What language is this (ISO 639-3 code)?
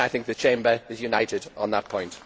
eng